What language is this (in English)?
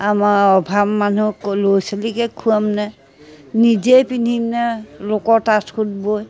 Assamese